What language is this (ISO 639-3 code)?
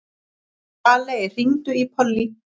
isl